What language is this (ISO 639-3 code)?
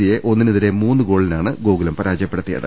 mal